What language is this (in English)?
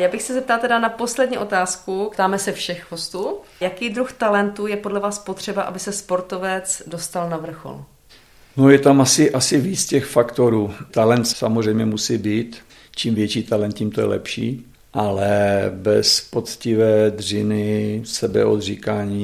Czech